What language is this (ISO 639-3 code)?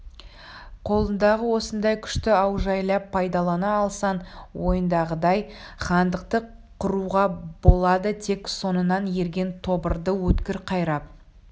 kaz